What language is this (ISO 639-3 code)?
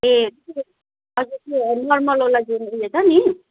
nep